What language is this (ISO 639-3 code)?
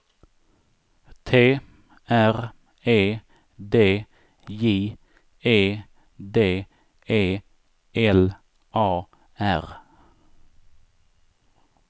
swe